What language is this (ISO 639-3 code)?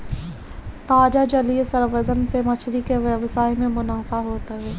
bho